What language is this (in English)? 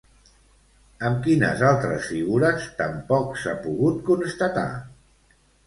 Catalan